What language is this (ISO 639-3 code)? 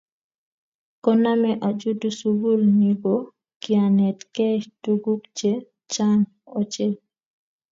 kln